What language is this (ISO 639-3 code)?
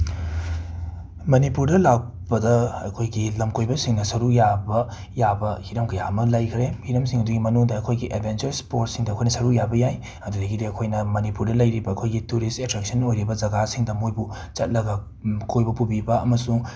mni